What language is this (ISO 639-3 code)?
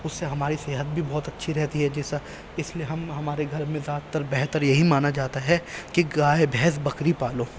urd